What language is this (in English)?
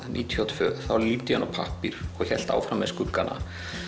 Icelandic